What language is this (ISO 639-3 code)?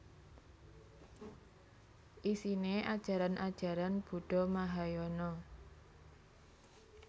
jav